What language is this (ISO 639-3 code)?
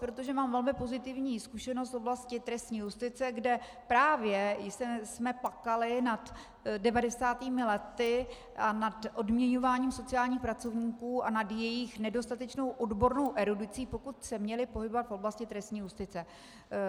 ces